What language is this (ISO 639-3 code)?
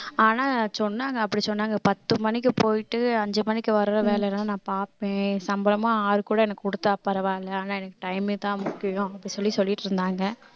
tam